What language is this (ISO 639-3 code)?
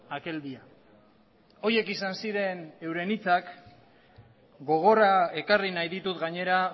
eus